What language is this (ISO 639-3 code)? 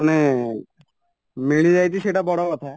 ori